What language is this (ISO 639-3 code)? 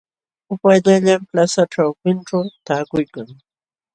qxw